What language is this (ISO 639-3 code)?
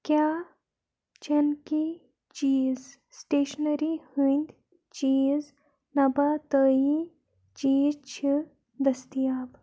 kas